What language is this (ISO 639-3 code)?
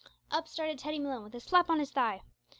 eng